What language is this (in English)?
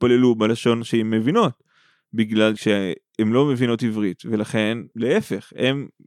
Hebrew